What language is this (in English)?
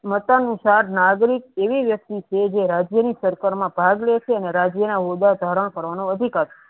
Gujarati